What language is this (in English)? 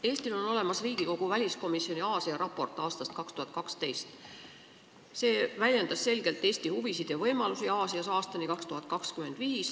Estonian